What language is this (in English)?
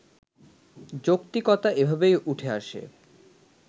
Bangla